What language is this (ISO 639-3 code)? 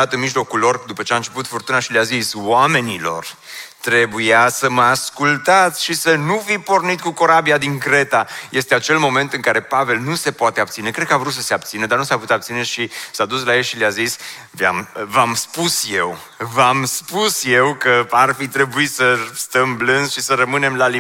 ron